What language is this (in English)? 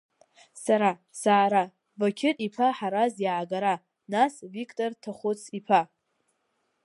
Abkhazian